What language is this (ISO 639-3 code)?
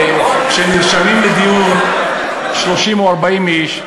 heb